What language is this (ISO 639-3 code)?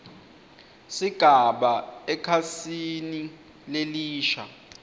ssw